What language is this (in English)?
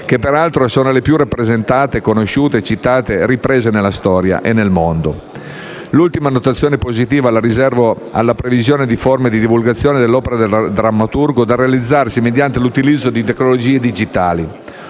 Italian